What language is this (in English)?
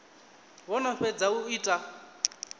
Venda